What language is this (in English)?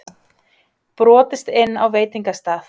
Icelandic